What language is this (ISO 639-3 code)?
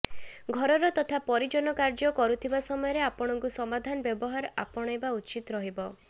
ori